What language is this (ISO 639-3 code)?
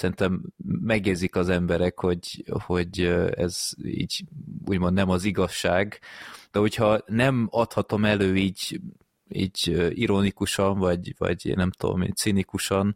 hun